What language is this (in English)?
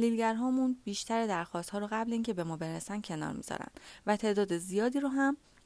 Persian